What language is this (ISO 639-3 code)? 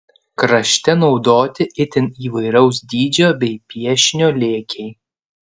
lit